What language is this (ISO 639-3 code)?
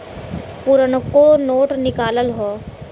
bho